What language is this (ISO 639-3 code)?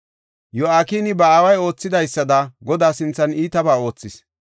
gof